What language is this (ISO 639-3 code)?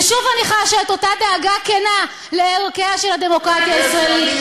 heb